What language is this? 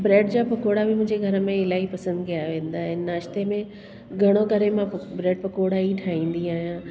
Sindhi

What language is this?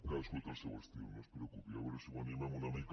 Catalan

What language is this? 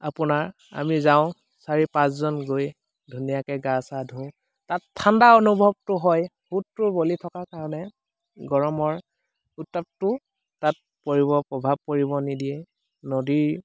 Assamese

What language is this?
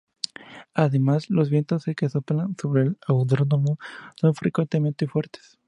Spanish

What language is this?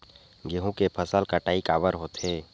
Chhattisgarhi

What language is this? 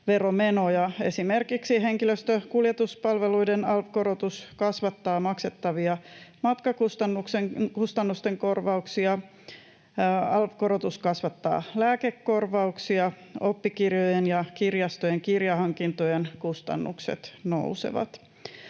Finnish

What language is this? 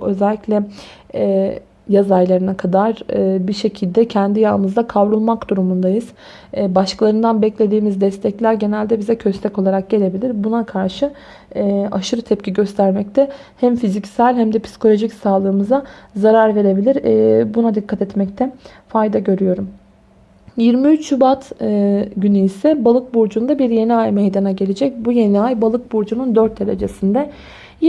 Turkish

